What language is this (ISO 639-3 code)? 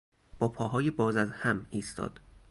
fas